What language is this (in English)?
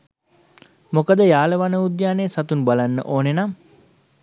Sinhala